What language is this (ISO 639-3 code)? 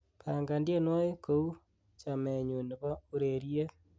kln